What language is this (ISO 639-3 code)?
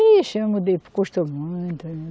por